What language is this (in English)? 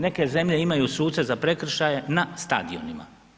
Croatian